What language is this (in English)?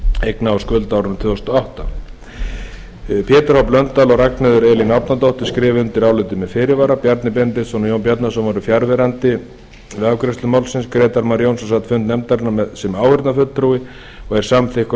Icelandic